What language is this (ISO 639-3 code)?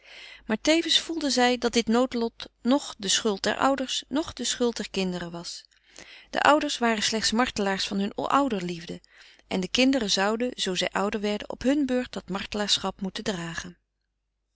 nld